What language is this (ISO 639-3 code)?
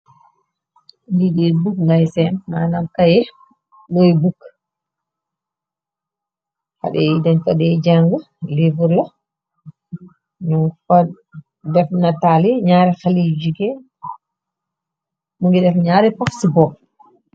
wol